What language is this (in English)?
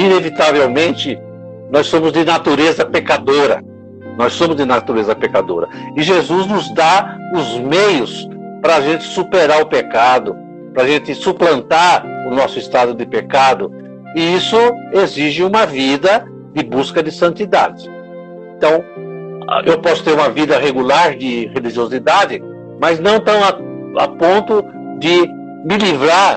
Portuguese